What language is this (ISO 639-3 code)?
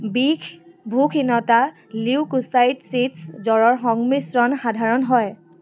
asm